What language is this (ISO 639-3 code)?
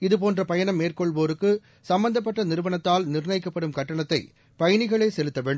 tam